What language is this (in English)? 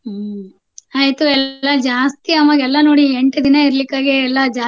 Kannada